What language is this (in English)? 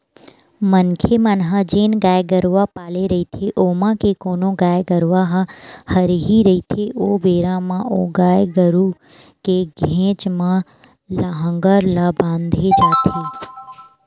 Chhattisgarhi